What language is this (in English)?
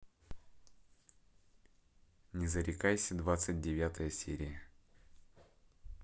Russian